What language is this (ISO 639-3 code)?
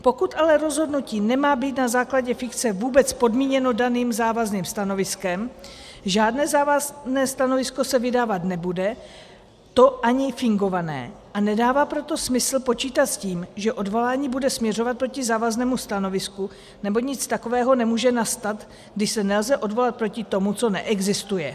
ces